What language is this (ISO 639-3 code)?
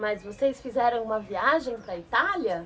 por